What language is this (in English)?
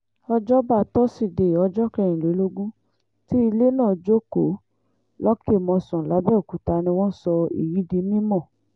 Yoruba